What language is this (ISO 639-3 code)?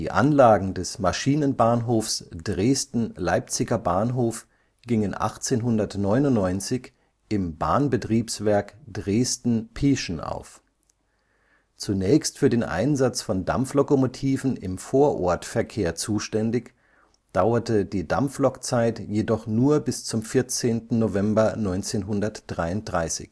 deu